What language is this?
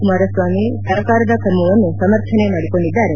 Kannada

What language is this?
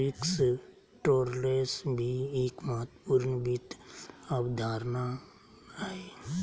Magahi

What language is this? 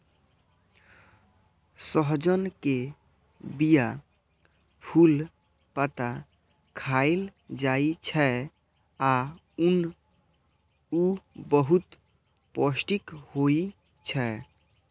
Maithili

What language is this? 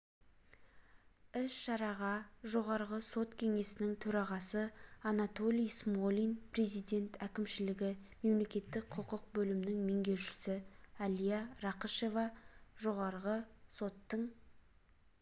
Kazakh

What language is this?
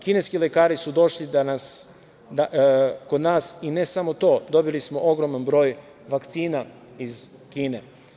Serbian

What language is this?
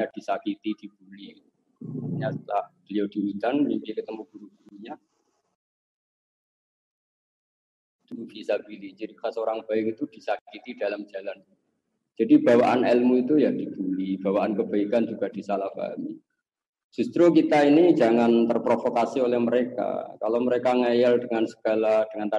Indonesian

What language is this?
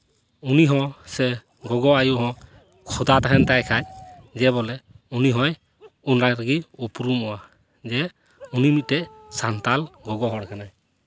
Santali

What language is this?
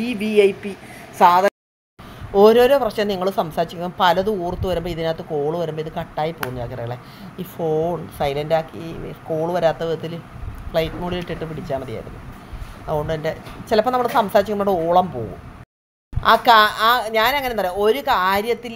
Malayalam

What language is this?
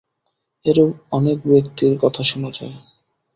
Bangla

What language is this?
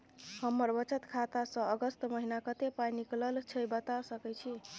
Maithili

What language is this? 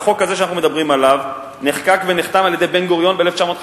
Hebrew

